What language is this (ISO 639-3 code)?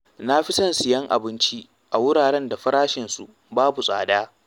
hau